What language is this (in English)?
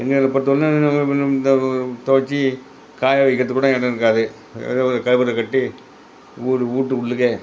Tamil